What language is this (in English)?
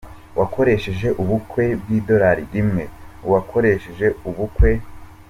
Kinyarwanda